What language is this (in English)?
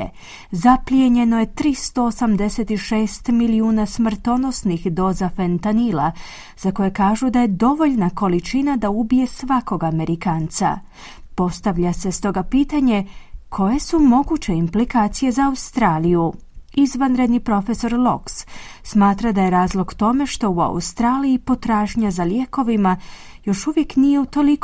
Croatian